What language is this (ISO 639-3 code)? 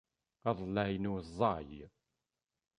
kab